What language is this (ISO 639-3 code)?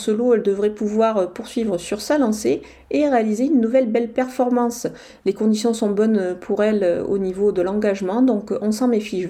fra